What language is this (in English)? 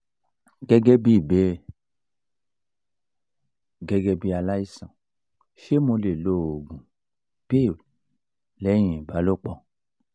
Yoruba